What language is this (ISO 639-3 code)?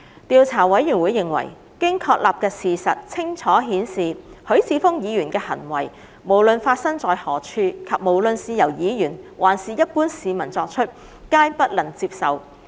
yue